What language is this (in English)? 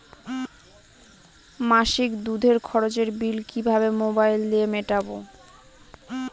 Bangla